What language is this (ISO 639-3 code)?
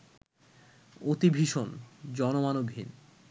ben